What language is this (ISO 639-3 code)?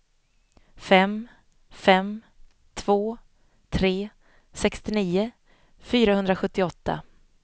swe